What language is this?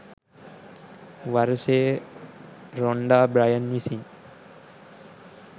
Sinhala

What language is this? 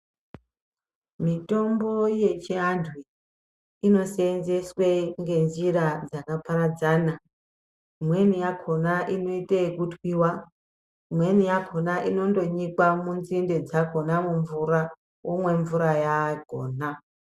Ndau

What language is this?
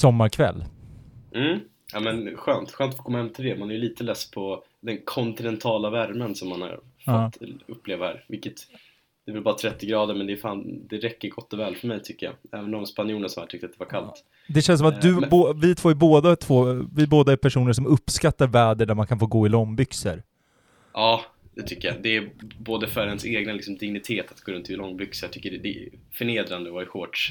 Swedish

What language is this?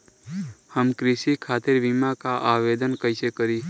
Bhojpuri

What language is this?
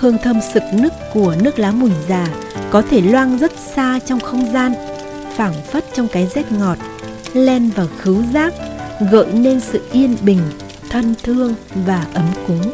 Vietnamese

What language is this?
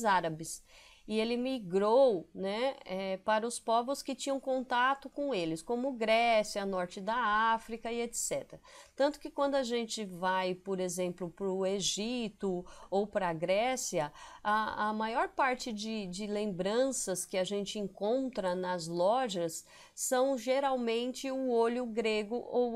Portuguese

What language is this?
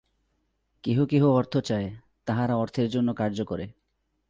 Bangla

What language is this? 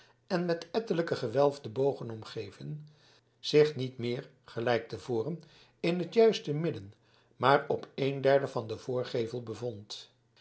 Dutch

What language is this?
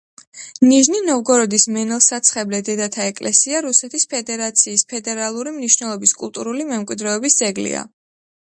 Georgian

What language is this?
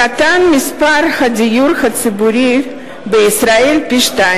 Hebrew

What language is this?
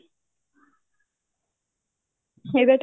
Punjabi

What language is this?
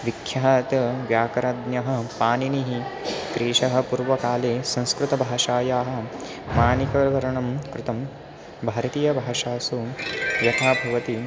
Sanskrit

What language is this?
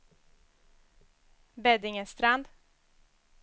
Swedish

